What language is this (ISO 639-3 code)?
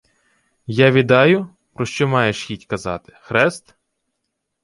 ukr